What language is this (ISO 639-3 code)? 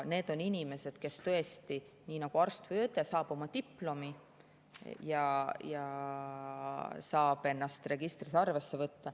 est